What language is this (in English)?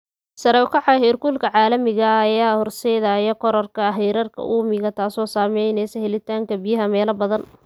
Somali